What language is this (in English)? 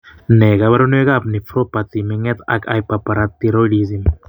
Kalenjin